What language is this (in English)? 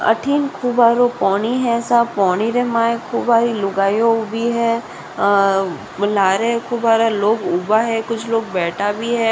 Rajasthani